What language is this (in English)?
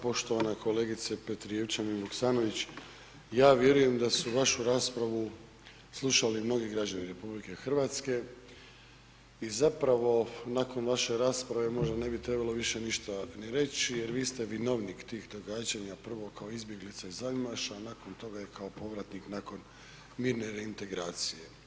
Croatian